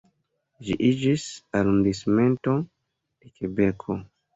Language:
Esperanto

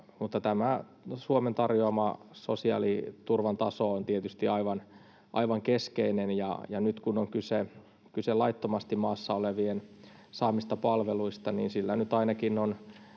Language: Finnish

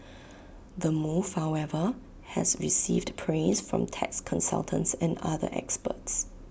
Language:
English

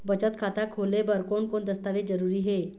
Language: Chhattisgarhi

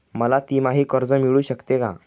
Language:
Marathi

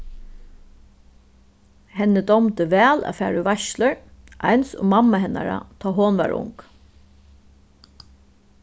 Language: Faroese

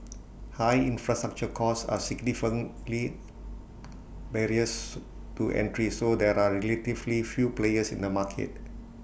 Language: English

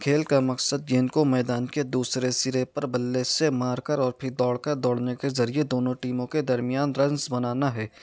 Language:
Urdu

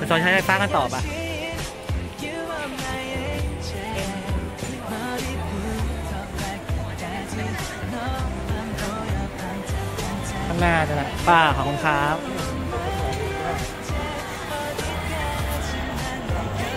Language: Thai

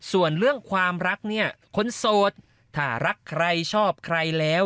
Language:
Thai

